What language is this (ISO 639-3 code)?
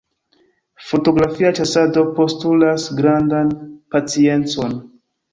epo